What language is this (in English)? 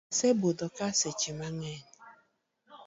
Luo (Kenya and Tanzania)